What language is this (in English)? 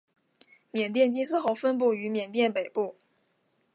Chinese